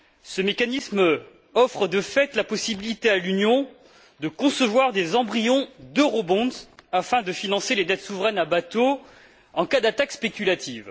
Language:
French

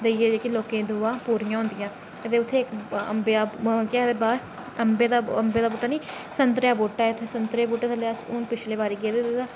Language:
Dogri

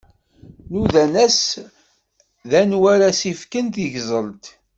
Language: Kabyle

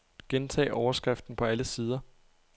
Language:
Danish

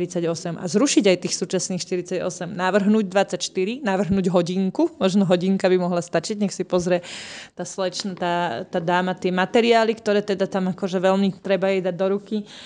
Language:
Slovak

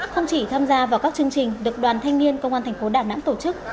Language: Vietnamese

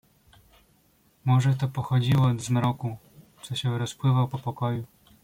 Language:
Polish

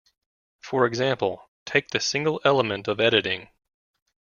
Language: English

